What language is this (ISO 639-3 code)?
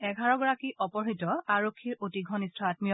asm